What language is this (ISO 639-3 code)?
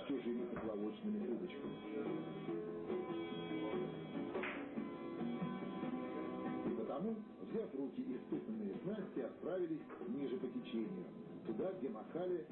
rus